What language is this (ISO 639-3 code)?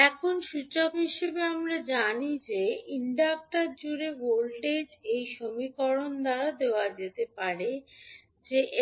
ben